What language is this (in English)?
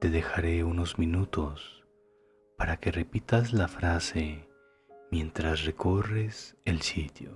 Spanish